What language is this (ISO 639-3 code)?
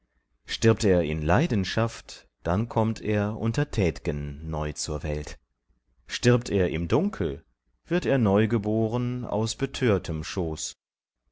deu